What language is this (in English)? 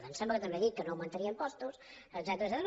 Catalan